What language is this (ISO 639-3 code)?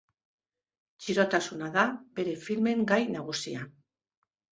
eus